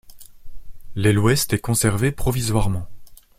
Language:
French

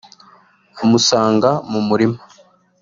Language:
Kinyarwanda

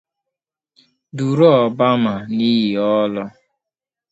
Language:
Igbo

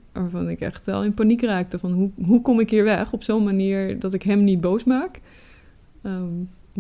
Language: Dutch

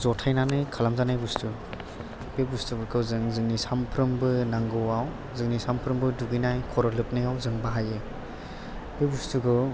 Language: Bodo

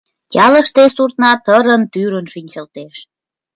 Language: Mari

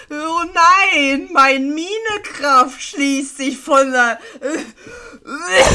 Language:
German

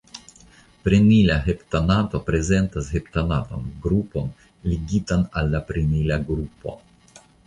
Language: Esperanto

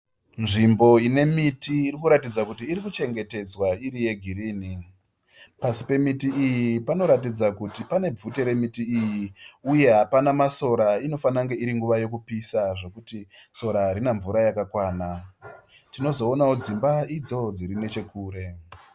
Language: Shona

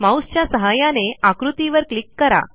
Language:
Marathi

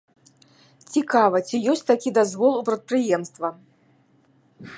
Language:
Belarusian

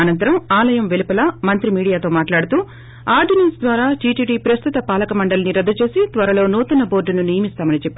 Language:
Telugu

